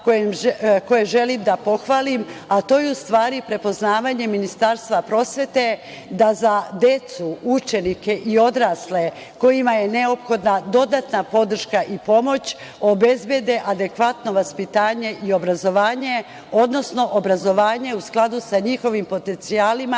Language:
Serbian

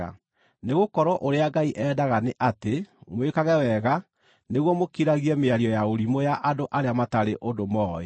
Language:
Kikuyu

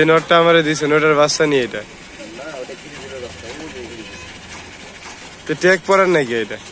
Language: Arabic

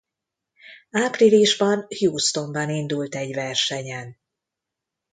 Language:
Hungarian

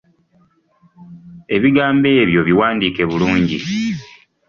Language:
Ganda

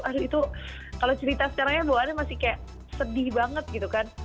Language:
Indonesian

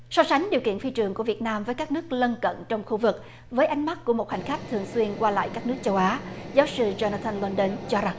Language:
Vietnamese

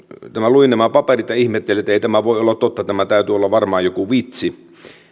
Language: Finnish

